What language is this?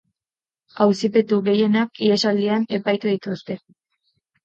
Basque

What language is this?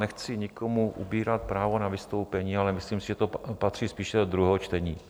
Czech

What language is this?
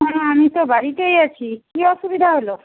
Bangla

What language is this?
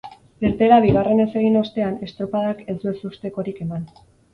Basque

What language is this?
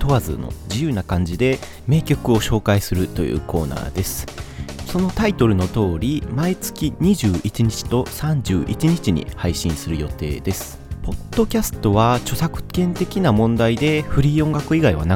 Japanese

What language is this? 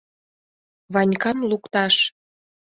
Mari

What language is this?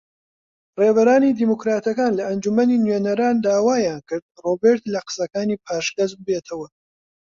Central Kurdish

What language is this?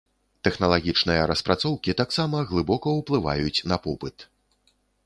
Belarusian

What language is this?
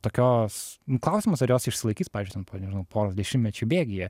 Lithuanian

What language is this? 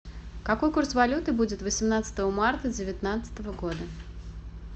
Russian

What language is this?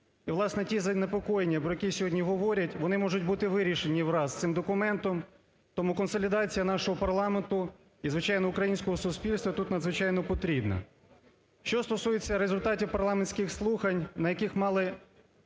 Ukrainian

